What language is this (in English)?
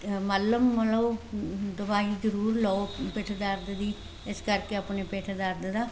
Punjabi